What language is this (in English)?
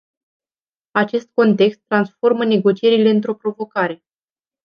Romanian